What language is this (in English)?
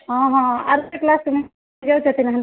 Odia